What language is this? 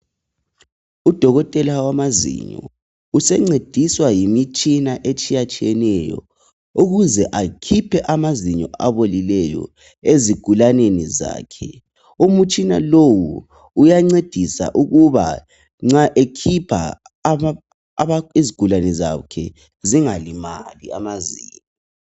North Ndebele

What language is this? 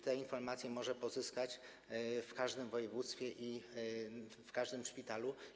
Polish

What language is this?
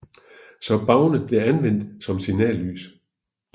Danish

